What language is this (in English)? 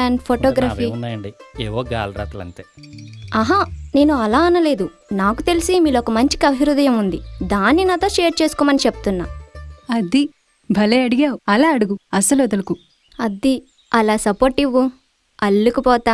Telugu